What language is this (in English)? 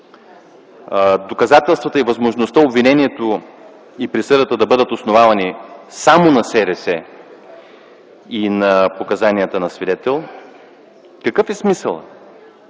Bulgarian